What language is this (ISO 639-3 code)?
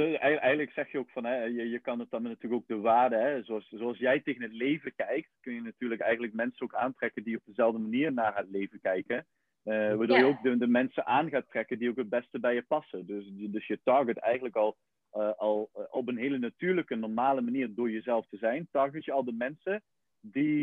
nld